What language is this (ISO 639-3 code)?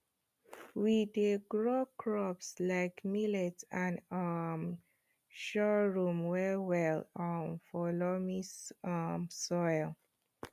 pcm